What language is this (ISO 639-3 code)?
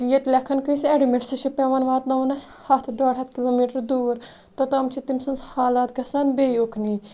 kas